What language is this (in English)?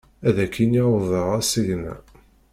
Kabyle